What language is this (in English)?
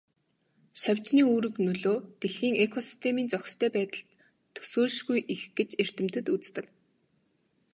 Mongolian